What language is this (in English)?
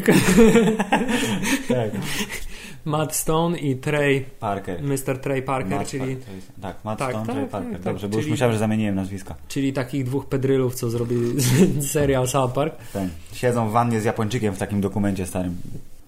Polish